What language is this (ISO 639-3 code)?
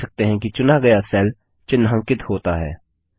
hin